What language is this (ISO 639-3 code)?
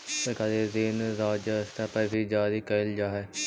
mag